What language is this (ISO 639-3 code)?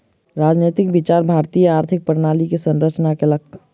mai